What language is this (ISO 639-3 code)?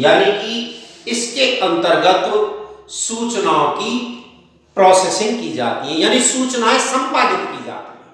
hin